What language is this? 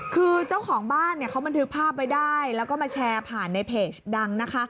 Thai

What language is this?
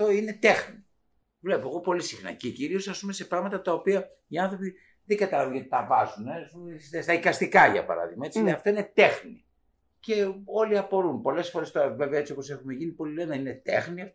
Greek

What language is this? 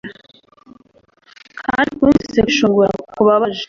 Kinyarwanda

